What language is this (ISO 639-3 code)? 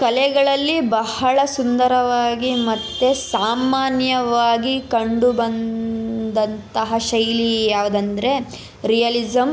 kan